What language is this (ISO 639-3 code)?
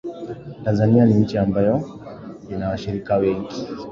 swa